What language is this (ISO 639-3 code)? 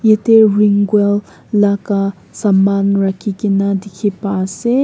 nag